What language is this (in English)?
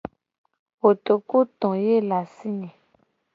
Gen